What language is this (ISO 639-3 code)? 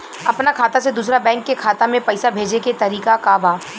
bho